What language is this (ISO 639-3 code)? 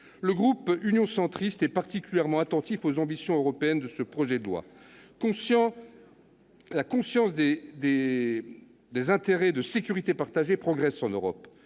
fra